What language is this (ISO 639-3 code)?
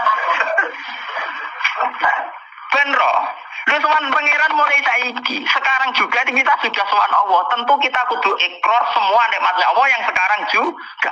ind